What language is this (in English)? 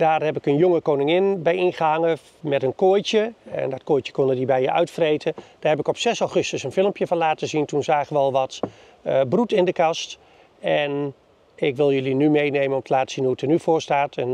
Dutch